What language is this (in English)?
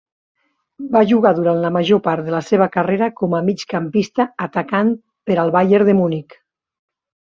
Catalan